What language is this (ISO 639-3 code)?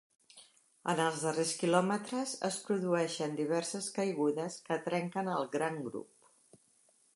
cat